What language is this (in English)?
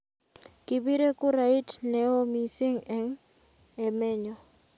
Kalenjin